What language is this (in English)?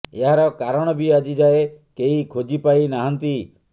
Odia